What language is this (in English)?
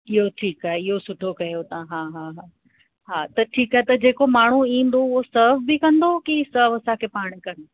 Sindhi